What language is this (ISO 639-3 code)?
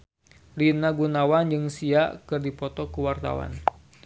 sun